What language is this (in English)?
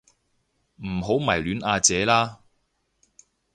Cantonese